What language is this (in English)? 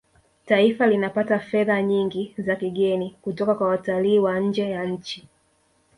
Swahili